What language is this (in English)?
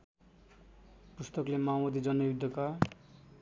Nepali